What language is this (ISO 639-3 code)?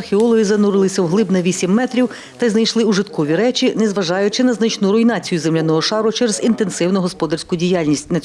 ukr